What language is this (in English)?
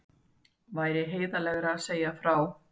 Icelandic